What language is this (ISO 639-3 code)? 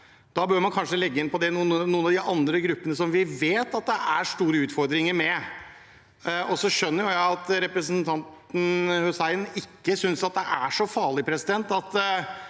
nor